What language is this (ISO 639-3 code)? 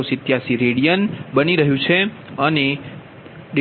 guj